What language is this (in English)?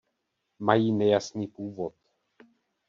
Czech